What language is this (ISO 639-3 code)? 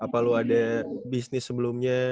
ind